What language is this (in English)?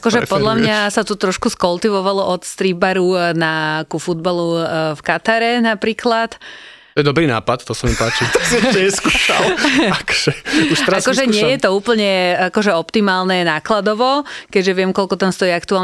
Slovak